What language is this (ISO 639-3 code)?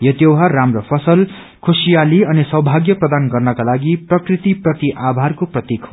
nep